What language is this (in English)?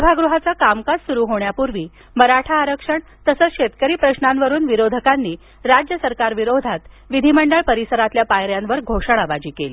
Marathi